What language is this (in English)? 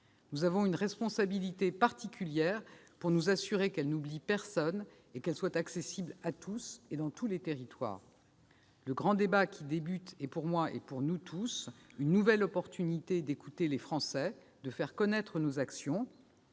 French